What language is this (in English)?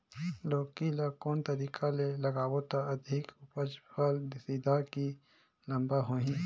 Chhattisgarhi